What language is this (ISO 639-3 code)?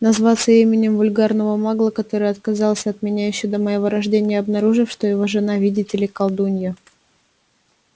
rus